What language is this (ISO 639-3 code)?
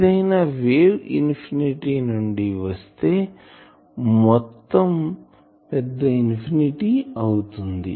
tel